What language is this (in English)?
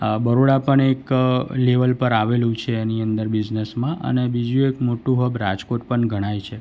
Gujarati